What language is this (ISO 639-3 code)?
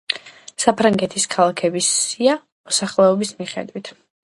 kat